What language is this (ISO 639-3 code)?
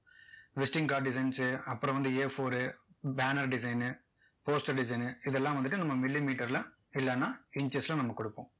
tam